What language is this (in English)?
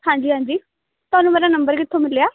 Punjabi